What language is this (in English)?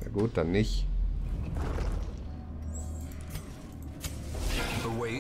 German